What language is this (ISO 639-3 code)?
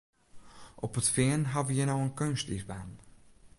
fry